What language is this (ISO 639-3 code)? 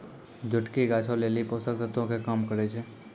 mai